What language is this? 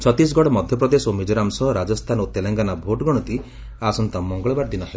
Odia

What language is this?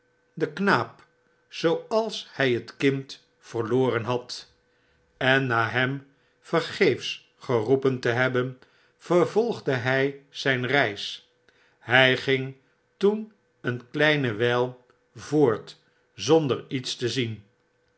Dutch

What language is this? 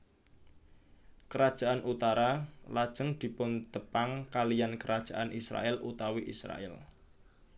Javanese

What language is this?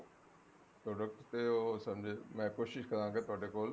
Punjabi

